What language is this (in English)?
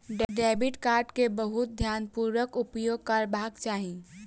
Maithili